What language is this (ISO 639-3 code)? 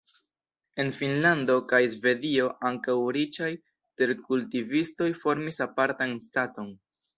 epo